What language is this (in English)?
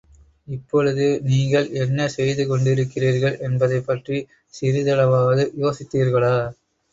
Tamil